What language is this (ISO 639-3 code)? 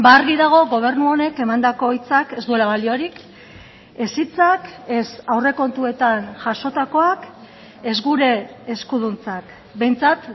eus